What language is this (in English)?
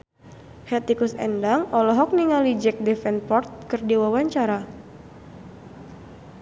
Sundanese